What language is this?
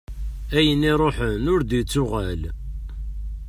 Kabyle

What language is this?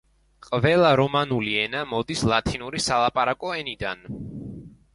Georgian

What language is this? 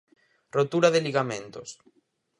Galician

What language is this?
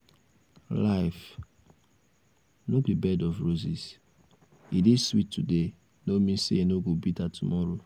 Nigerian Pidgin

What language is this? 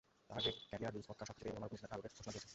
Bangla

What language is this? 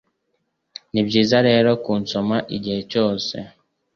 Kinyarwanda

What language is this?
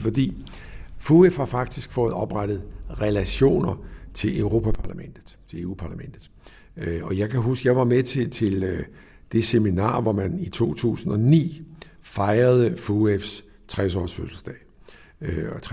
Danish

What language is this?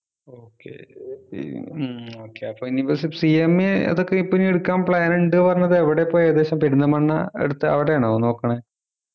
Malayalam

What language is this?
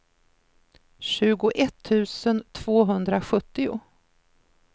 Swedish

